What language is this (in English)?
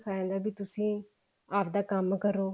Punjabi